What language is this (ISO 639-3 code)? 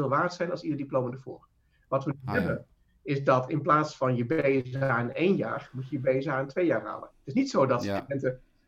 nld